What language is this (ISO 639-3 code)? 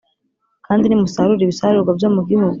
kin